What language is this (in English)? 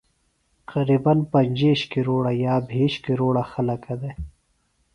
Phalura